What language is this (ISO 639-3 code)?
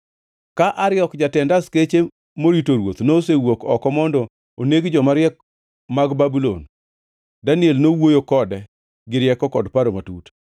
luo